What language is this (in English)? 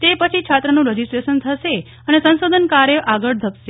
Gujarati